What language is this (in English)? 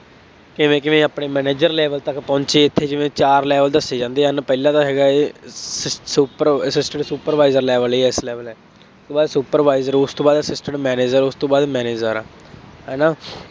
Punjabi